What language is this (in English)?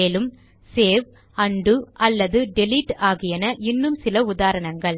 Tamil